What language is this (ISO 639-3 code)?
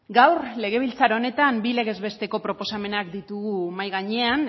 eus